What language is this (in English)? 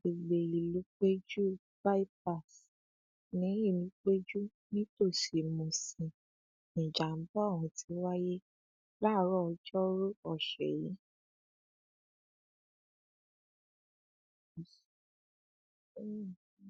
Yoruba